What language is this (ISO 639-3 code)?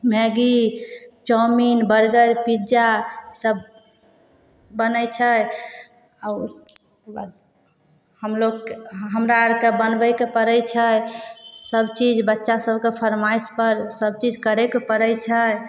mai